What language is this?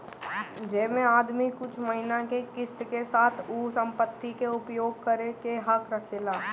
Bhojpuri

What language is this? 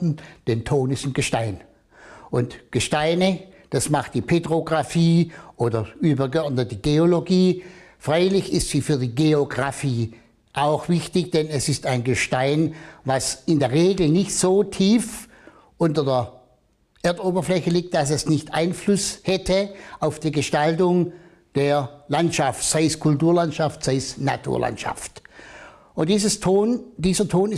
German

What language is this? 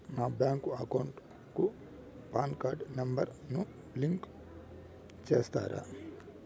Telugu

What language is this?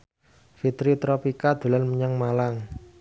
Javanese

